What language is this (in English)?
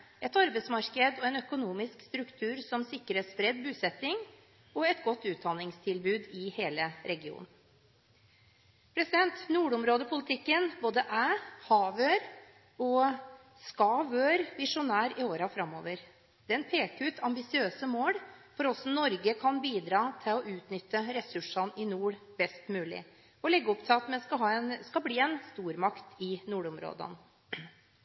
Norwegian Bokmål